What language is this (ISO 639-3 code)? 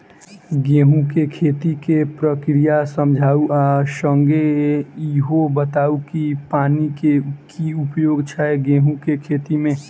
mai